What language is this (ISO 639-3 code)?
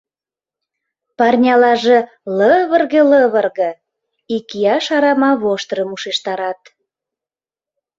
chm